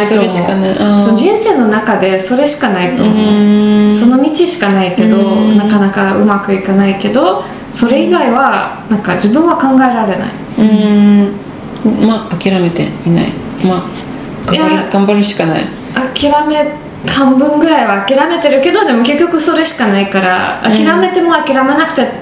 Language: Japanese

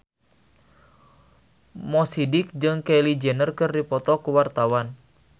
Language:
Sundanese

